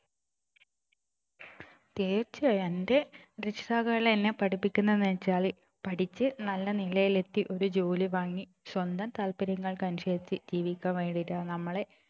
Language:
Malayalam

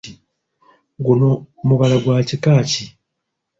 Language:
Ganda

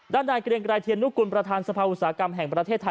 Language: Thai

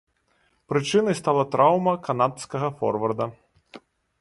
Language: Belarusian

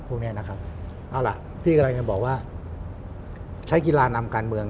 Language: Thai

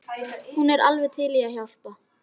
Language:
Icelandic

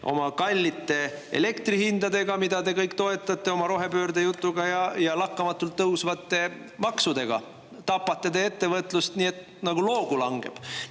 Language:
Estonian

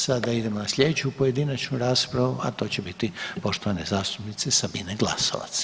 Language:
Croatian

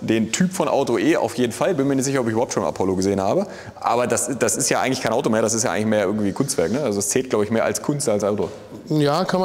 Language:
German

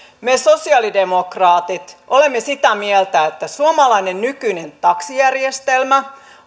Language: Finnish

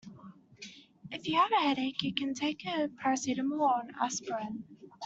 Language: English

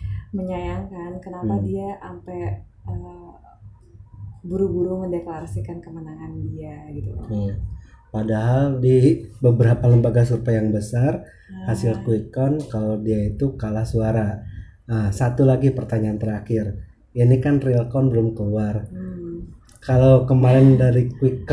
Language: Indonesian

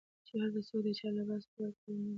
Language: Pashto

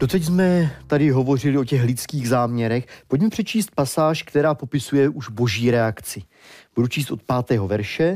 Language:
Czech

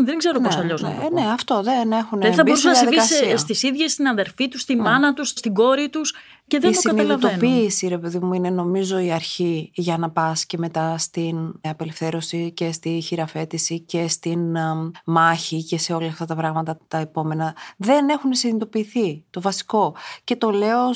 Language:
Greek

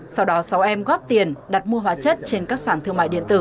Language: Vietnamese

